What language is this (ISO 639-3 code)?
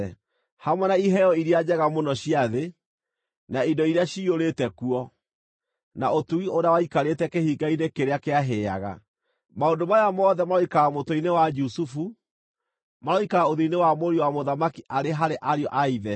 kik